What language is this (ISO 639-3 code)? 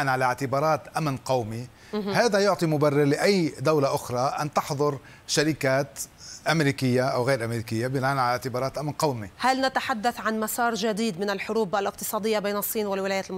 ara